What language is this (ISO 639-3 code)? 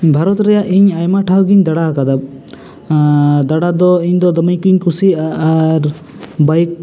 sat